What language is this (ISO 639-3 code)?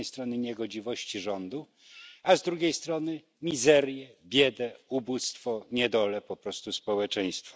pol